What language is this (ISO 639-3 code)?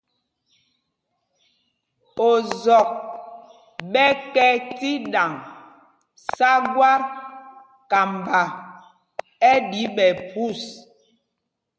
mgg